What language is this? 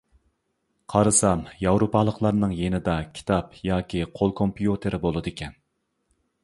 Uyghur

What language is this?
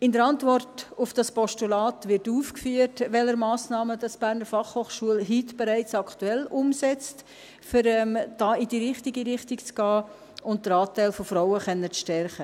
Swiss German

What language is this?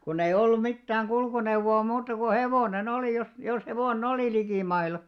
Finnish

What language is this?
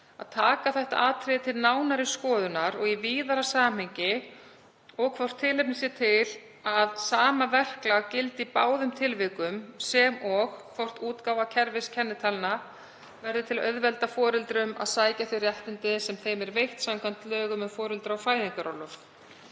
Icelandic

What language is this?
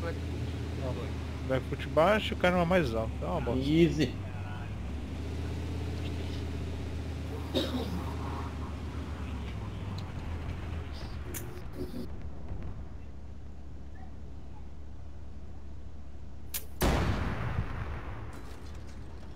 Portuguese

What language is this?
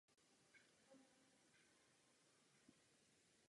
Czech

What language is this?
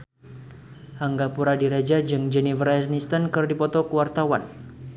Sundanese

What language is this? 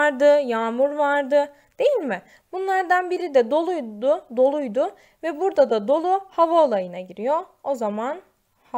Turkish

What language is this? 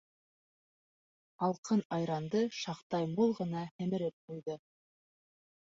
Bashkir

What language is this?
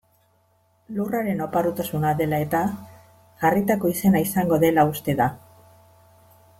Basque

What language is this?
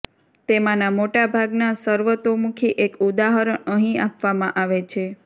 Gujarati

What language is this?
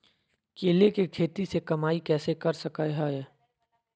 Magahi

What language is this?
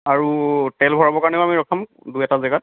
Assamese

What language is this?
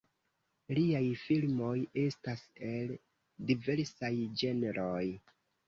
Esperanto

